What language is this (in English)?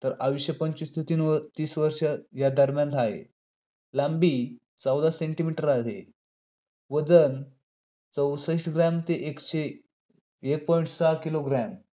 Marathi